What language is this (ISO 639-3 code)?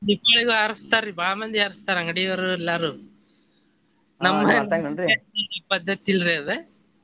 kan